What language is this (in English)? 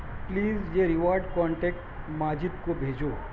Urdu